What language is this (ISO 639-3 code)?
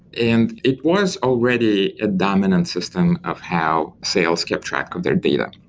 eng